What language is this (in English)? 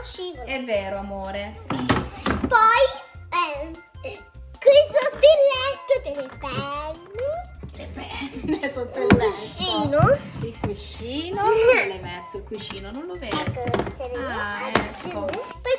Italian